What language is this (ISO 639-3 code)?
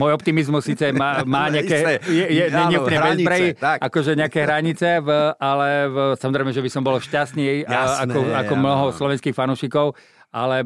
slk